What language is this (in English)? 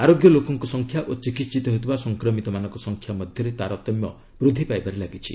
Odia